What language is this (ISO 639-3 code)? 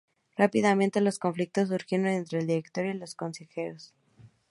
spa